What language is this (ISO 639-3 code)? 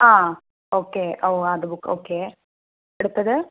mal